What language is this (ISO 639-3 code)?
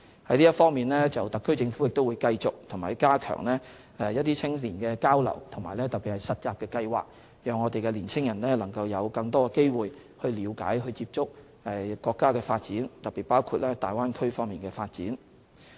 yue